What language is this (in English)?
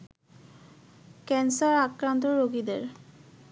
Bangla